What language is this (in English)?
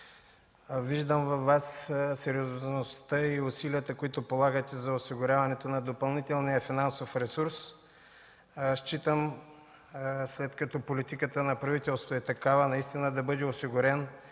Bulgarian